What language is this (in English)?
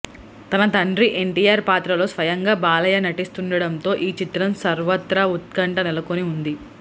Telugu